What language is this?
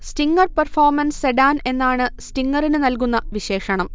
Malayalam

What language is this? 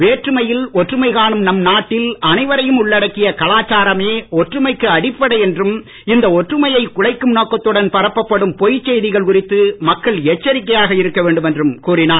Tamil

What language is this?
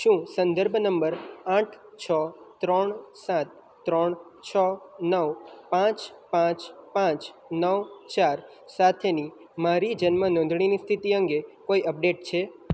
Gujarati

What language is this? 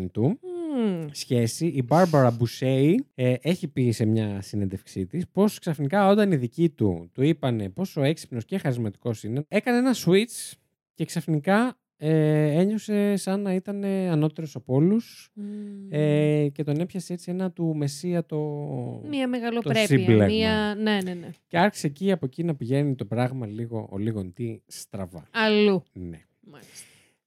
Greek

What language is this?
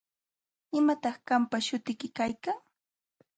Jauja Wanca Quechua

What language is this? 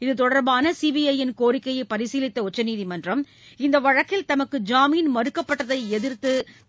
Tamil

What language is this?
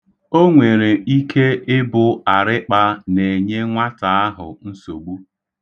Igbo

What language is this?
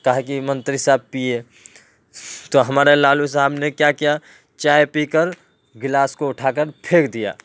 Urdu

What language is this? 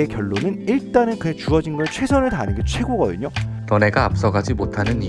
Korean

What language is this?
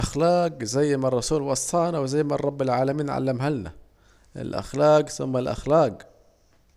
Saidi Arabic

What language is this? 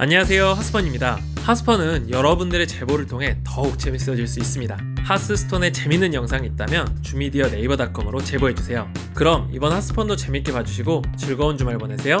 Korean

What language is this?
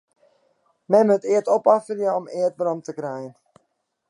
Western Frisian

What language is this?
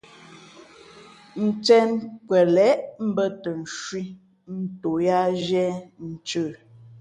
Fe'fe'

